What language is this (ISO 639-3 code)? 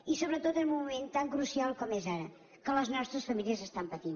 cat